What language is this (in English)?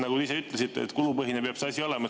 Estonian